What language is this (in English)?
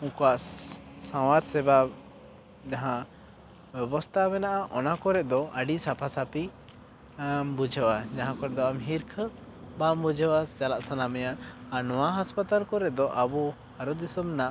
Santali